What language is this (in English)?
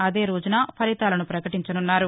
Telugu